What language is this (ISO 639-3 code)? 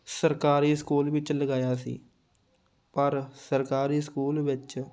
pan